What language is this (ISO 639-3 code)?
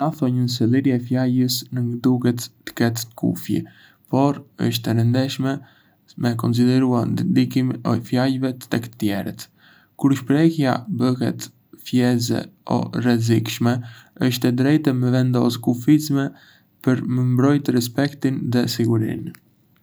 aae